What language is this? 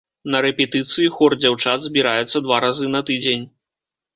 Belarusian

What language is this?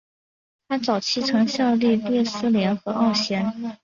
Chinese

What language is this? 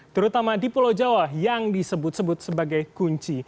Indonesian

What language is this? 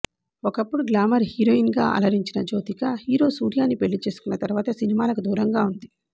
Telugu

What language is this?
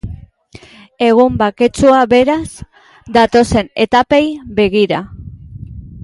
Basque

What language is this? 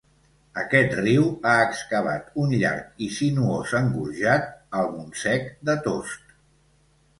Catalan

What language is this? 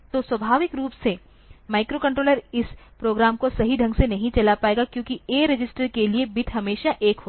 Hindi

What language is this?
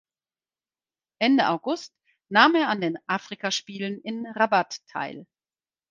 German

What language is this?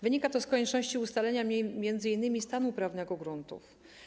Polish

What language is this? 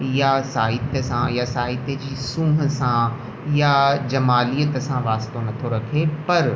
Sindhi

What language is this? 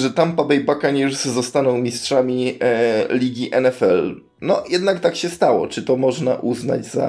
Polish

